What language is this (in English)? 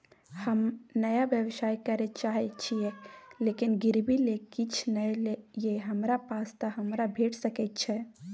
Maithili